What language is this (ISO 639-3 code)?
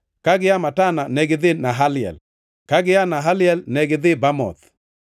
luo